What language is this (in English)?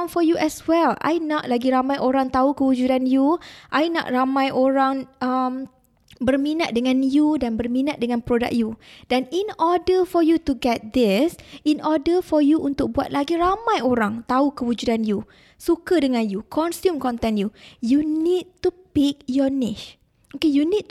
Malay